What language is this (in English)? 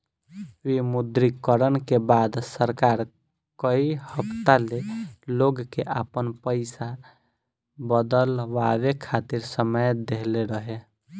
Bhojpuri